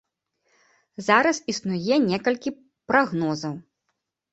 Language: Belarusian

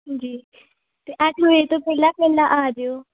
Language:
Punjabi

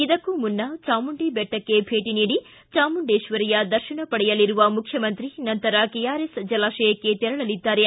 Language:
Kannada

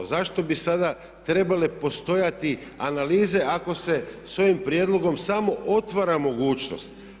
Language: Croatian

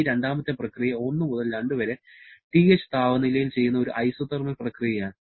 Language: Malayalam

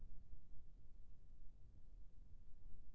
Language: Chhattisgarhi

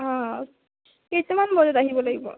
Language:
Assamese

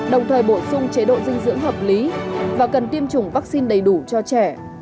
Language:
Vietnamese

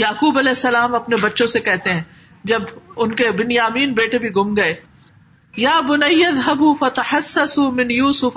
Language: Urdu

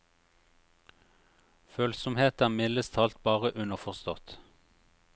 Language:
Norwegian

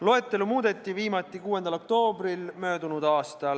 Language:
Estonian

